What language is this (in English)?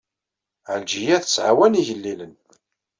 Kabyle